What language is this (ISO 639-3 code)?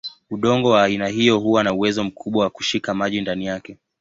swa